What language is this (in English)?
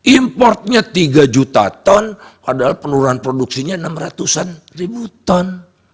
Indonesian